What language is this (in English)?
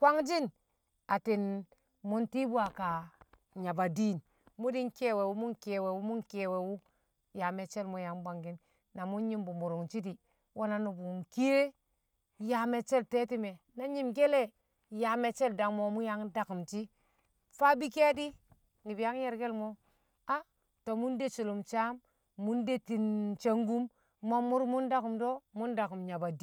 Kamo